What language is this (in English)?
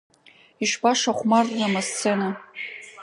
Abkhazian